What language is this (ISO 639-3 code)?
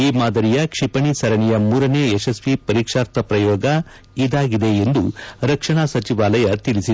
kan